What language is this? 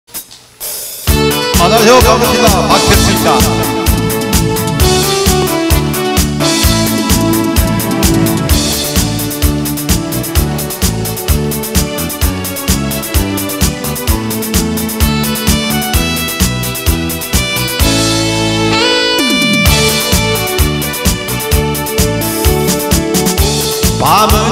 Romanian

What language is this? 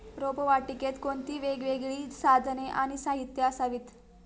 Marathi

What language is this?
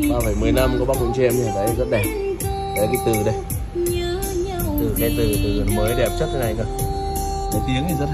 Vietnamese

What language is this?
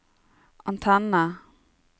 Norwegian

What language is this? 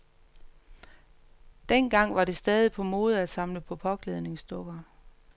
Danish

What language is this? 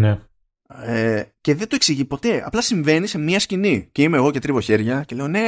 Greek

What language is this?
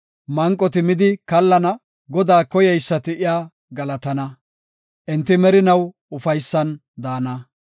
Gofa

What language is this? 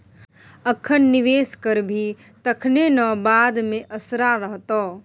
Maithili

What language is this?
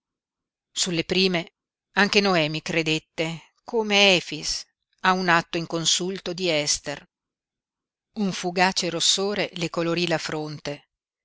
Italian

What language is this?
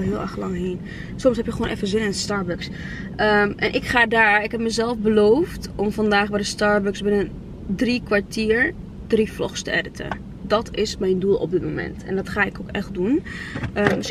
Dutch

